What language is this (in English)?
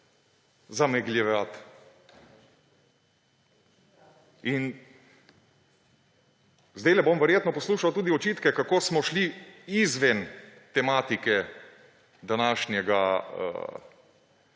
Slovenian